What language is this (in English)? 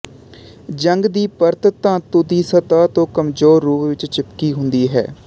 Punjabi